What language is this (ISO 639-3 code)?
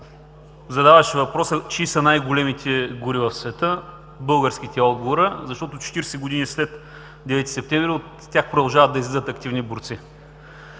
bul